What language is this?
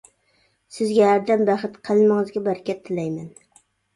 Uyghur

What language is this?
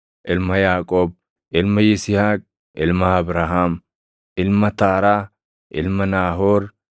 Oromo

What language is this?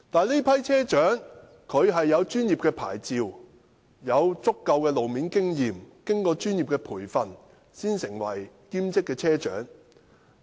Cantonese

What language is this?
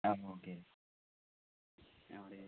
Malayalam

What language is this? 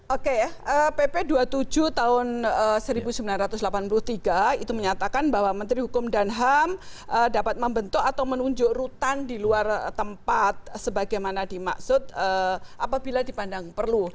Indonesian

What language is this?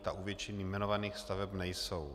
Czech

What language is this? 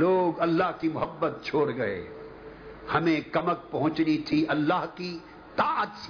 Urdu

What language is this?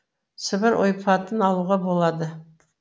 Kazakh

